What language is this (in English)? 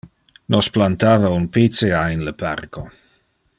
Interlingua